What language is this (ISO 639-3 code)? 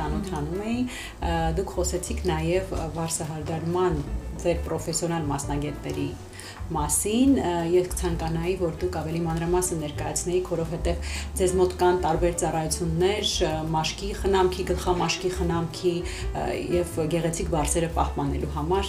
ron